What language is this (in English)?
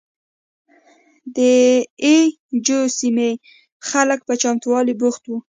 Pashto